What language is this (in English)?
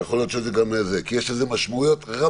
Hebrew